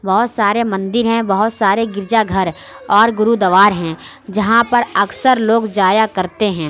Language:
Urdu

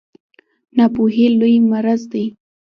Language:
Pashto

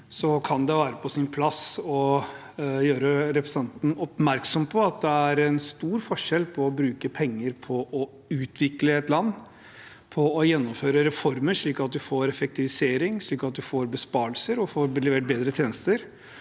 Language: Norwegian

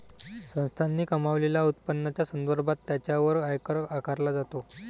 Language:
Marathi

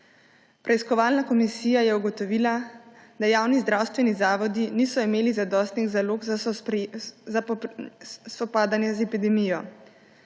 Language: Slovenian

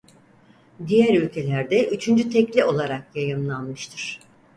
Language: Turkish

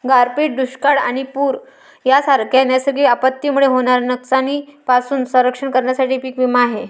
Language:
Marathi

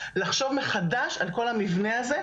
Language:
Hebrew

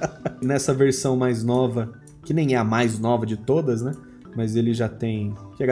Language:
Portuguese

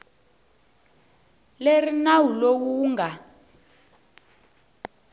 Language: Tsonga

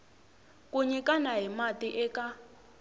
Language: Tsonga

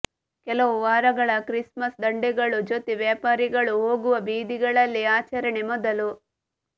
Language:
Kannada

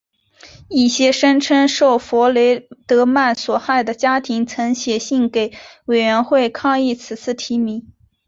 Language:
Chinese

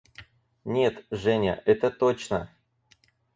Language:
Russian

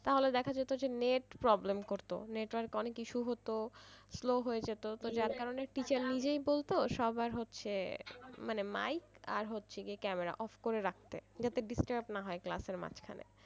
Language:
Bangla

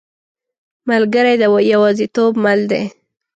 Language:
Pashto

